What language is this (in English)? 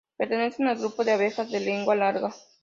Spanish